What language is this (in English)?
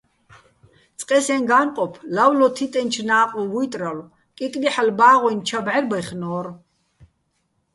Bats